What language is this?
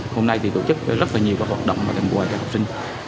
Vietnamese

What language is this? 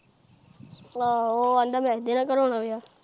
Punjabi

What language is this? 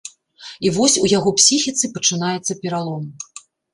Belarusian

